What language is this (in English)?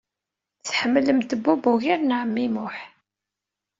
Kabyle